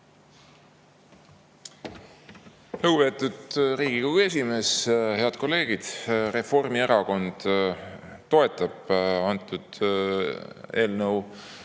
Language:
Estonian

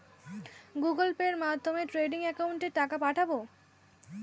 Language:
Bangla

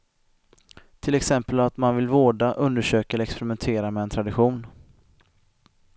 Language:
Swedish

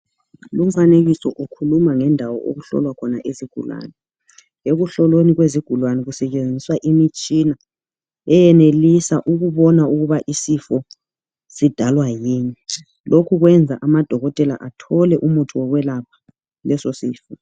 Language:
North Ndebele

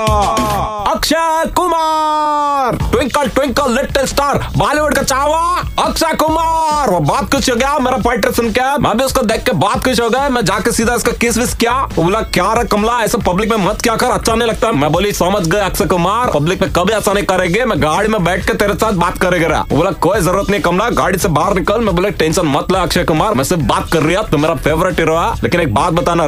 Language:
Hindi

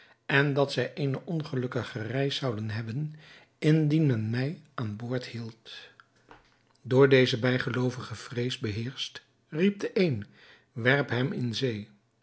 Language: Dutch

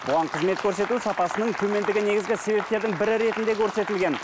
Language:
Kazakh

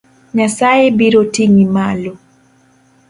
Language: Luo (Kenya and Tanzania)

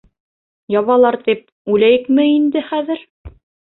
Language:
Bashkir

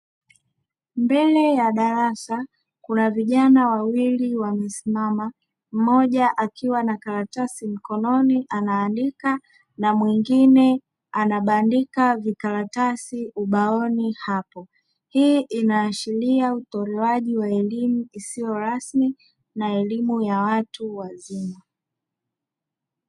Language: Swahili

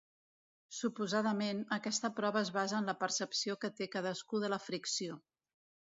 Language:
Catalan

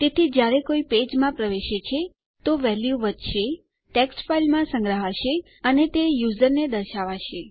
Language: Gujarati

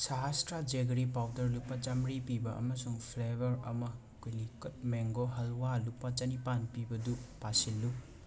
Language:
Manipuri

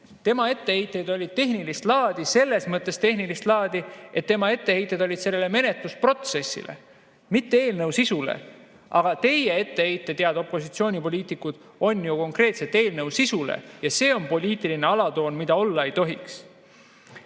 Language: Estonian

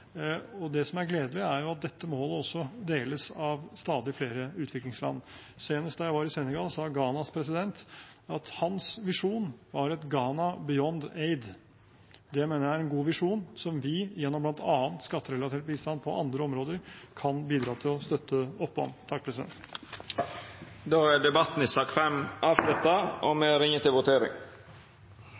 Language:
Norwegian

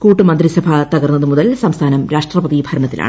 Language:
Malayalam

